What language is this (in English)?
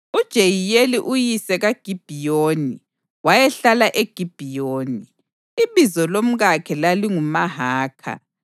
North Ndebele